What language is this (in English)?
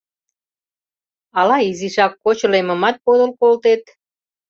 Mari